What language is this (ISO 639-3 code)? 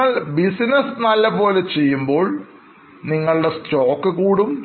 mal